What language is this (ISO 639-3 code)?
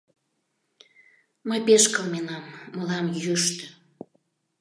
chm